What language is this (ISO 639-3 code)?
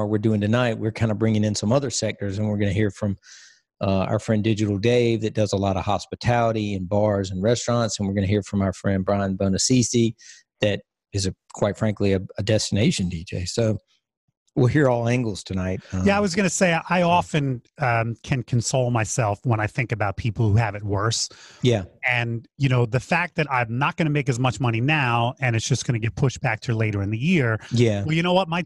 eng